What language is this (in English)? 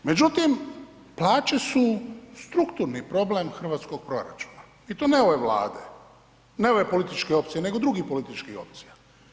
Croatian